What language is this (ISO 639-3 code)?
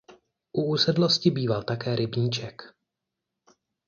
ces